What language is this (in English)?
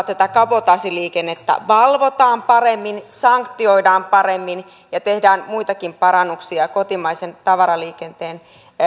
Finnish